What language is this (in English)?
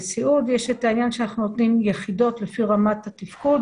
Hebrew